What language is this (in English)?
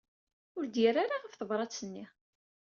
Kabyle